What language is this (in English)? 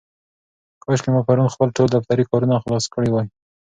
Pashto